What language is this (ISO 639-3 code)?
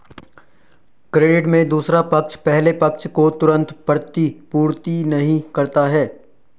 hin